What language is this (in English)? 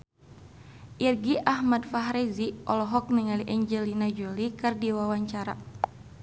Sundanese